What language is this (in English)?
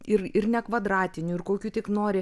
Lithuanian